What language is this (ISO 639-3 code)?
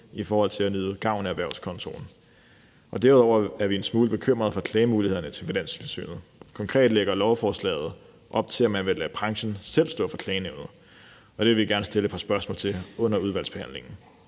dan